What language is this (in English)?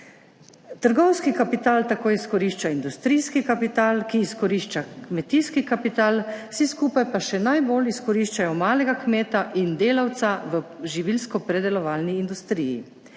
Slovenian